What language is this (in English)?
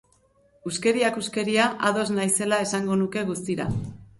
Basque